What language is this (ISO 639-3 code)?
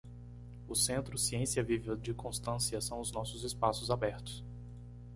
por